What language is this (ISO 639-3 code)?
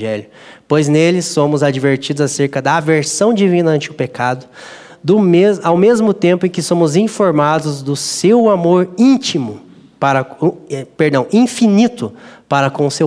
por